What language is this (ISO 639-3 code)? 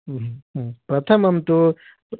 san